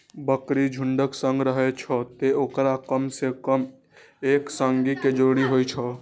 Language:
Maithili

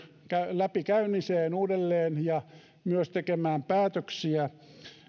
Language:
Finnish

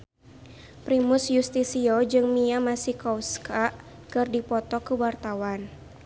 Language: Sundanese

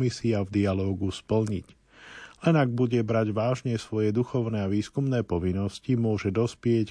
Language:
Slovak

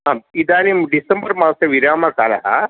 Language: Sanskrit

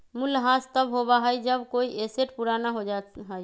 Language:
Magahi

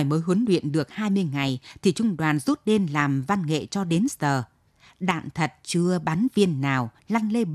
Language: Vietnamese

